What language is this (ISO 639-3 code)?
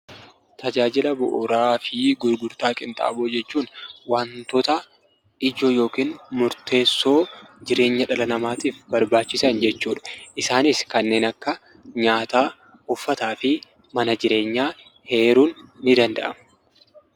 orm